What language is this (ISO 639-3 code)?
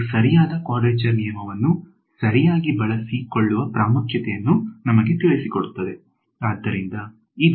kan